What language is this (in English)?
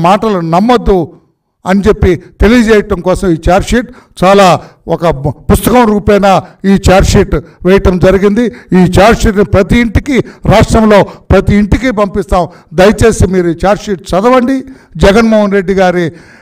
Telugu